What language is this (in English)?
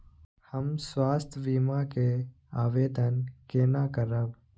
Maithili